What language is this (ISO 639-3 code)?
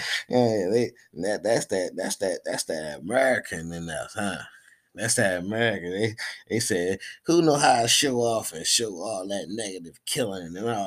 eng